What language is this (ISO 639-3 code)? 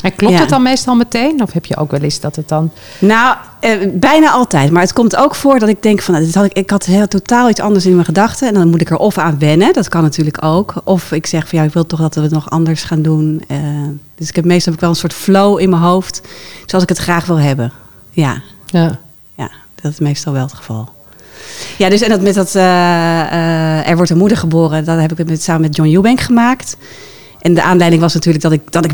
nld